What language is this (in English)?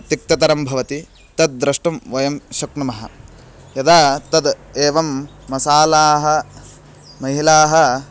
Sanskrit